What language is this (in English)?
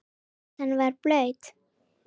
Icelandic